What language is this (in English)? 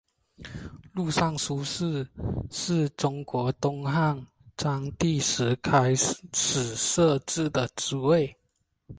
Chinese